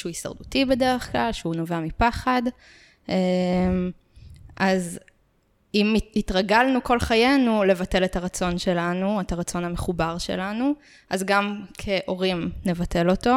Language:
Hebrew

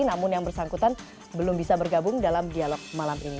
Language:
Indonesian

